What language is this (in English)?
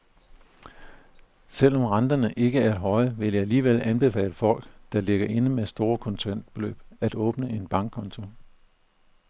Danish